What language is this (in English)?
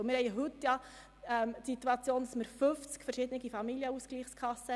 Swiss German